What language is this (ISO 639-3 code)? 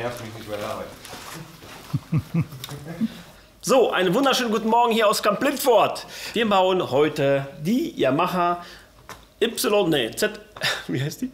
deu